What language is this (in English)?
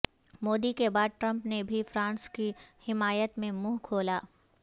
Urdu